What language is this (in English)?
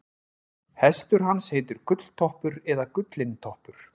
Icelandic